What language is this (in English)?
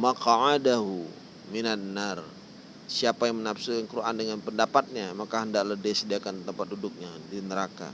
Indonesian